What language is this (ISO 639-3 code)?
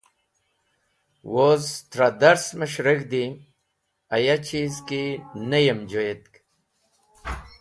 wbl